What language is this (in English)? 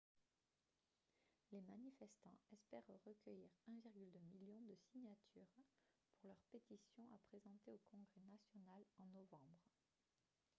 French